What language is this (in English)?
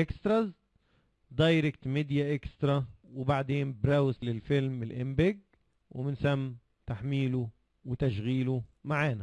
Arabic